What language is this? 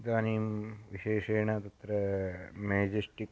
Sanskrit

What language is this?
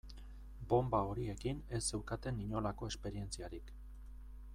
Basque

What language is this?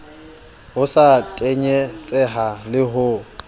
Southern Sotho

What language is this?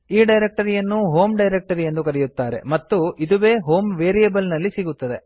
Kannada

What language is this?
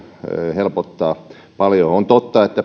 Finnish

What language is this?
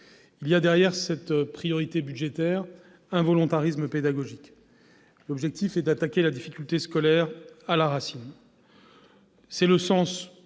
French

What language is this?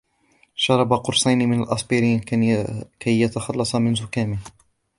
Arabic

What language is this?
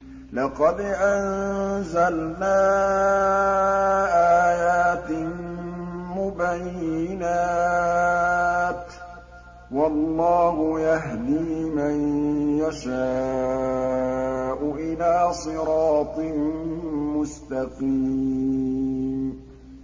Arabic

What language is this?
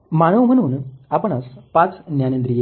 Marathi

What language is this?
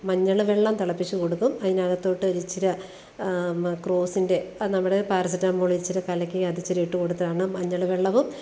Malayalam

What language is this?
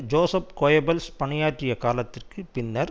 Tamil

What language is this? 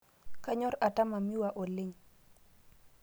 Masai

